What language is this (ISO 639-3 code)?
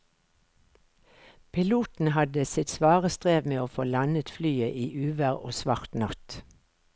nor